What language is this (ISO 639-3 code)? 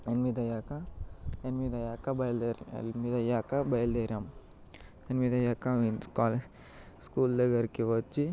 tel